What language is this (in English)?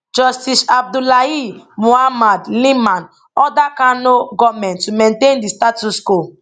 Nigerian Pidgin